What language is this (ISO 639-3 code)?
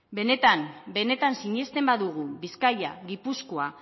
eus